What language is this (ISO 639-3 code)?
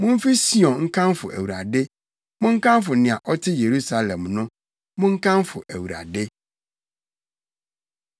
aka